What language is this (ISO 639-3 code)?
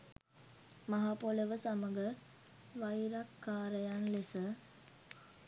sin